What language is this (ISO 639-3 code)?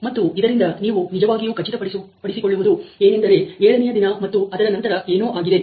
kan